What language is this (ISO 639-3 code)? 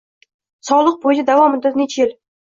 uzb